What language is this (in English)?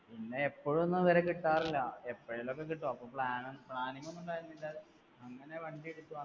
Malayalam